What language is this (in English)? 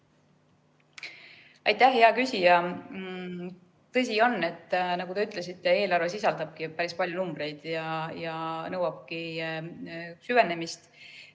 Estonian